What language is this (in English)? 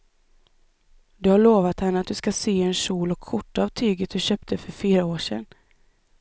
Swedish